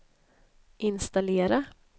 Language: Swedish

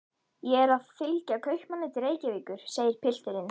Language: Icelandic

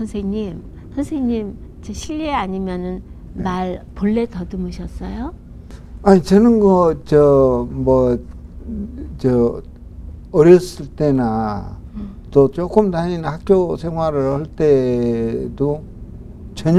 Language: Korean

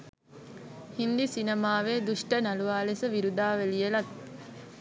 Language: Sinhala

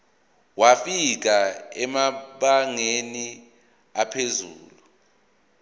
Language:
Zulu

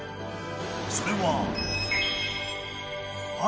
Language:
Japanese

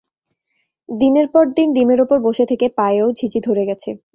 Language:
Bangla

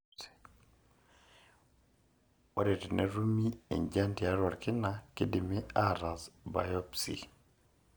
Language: Masai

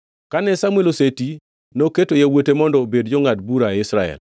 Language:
Luo (Kenya and Tanzania)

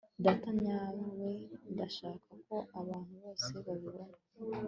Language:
Kinyarwanda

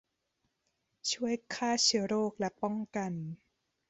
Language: Thai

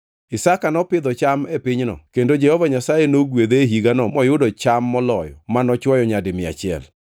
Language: Luo (Kenya and Tanzania)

